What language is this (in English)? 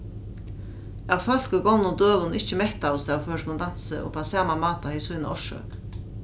Faroese